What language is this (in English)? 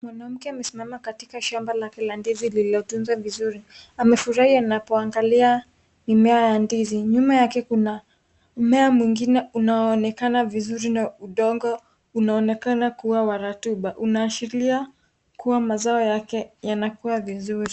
Swahili